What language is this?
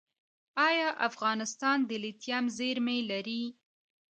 Pashto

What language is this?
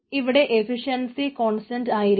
Malayalam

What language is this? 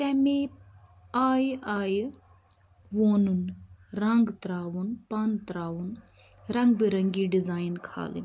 Kashmiri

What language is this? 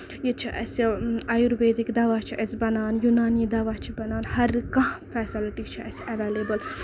Kashmiri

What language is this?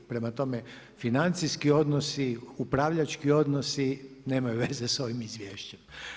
Croatian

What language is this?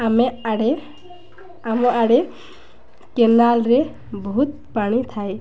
Odia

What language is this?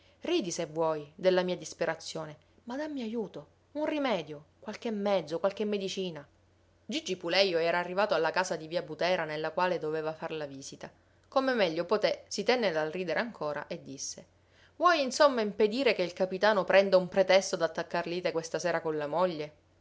Italian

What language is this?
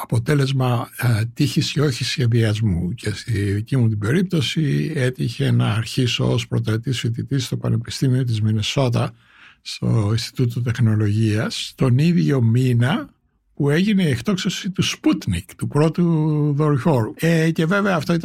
Greek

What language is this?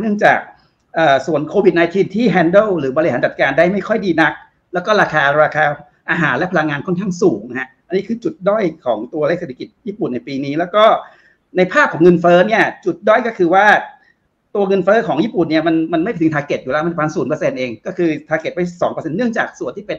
Thai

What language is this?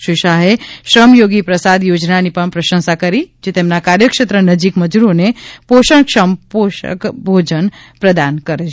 Gujarati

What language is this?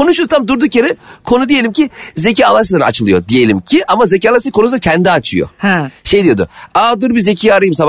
Turkish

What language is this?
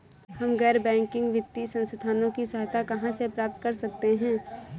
Hindi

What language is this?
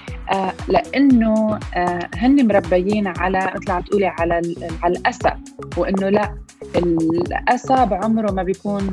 Arabic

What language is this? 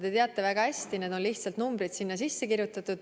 Estonian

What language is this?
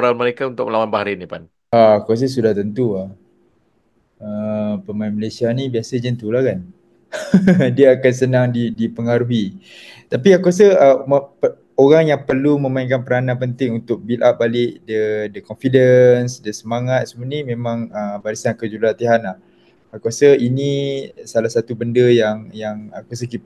Malay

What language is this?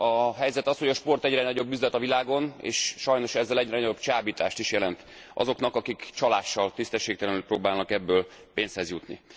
Hungarian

